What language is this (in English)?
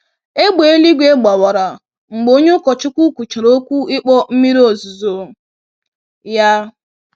Igbo